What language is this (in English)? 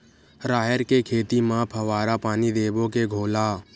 Chhattisgarhi